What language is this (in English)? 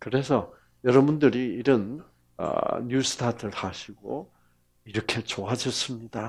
Korean